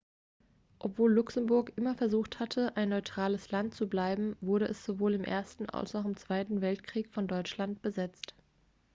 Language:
German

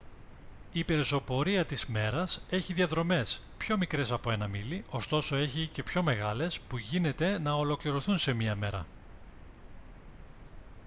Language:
Greek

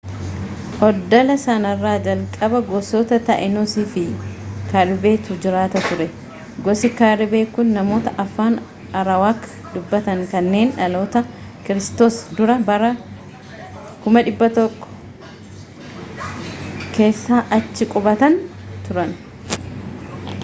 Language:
Oromo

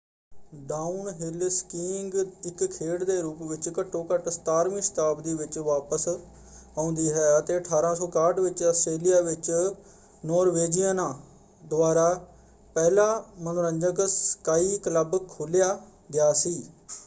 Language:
Punjabi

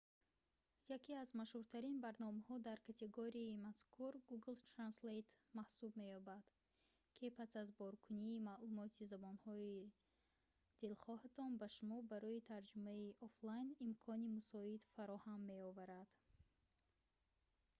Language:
Tajik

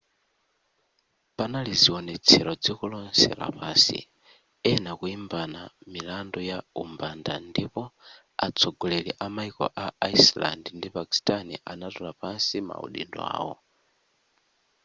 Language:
Nyanja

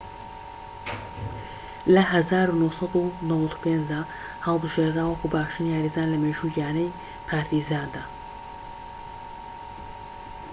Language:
Central Kurdish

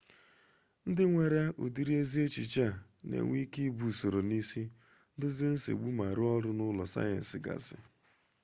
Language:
Igbo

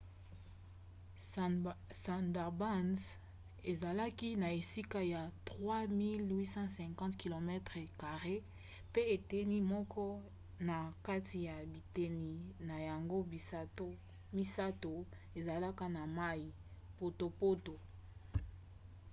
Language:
Lingala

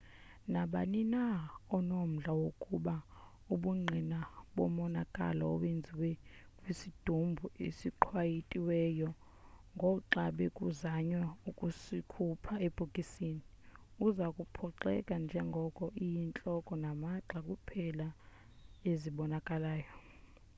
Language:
Xhosa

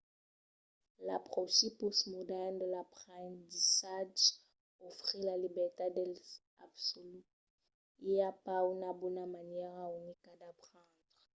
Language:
Occitan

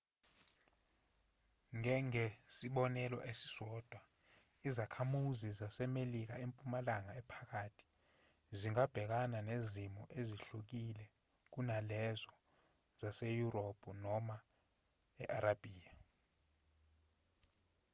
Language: Zulu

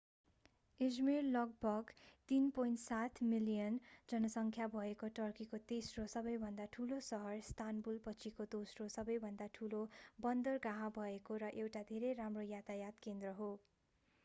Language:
Nepali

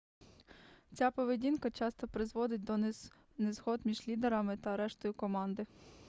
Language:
Ukrainian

